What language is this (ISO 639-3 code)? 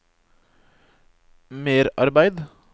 nor